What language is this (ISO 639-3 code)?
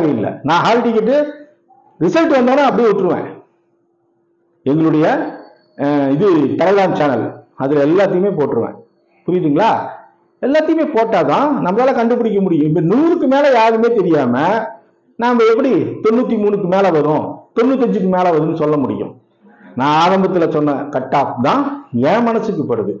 tam